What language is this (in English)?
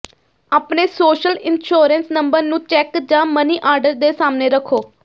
Punjabi